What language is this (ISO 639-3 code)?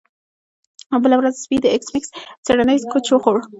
pus